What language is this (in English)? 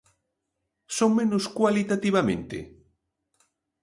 Galician